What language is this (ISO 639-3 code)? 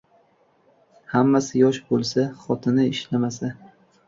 uzb